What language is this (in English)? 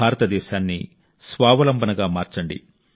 Telugu